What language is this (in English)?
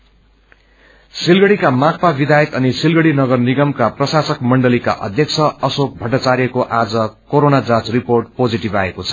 Nepali